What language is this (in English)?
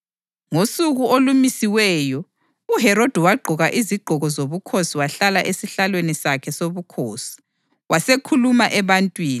North Ndebele